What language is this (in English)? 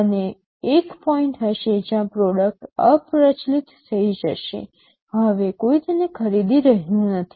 Gujarati